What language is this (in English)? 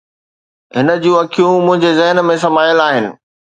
Sindhi